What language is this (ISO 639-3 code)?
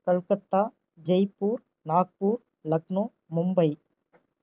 tam